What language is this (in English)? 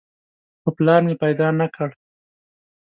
Pashto